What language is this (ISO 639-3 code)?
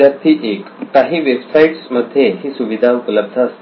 mar